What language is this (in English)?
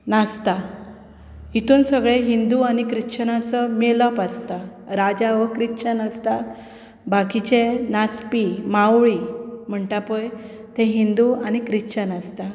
Konkani